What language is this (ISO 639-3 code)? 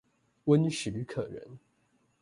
zho